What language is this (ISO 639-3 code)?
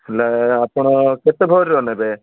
ori